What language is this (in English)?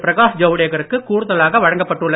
Tamil